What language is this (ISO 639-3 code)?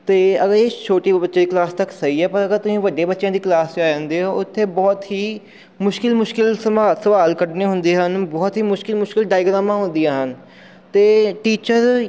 pan